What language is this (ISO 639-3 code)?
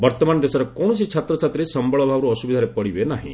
ori